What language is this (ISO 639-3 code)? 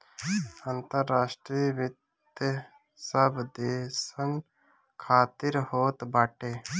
bho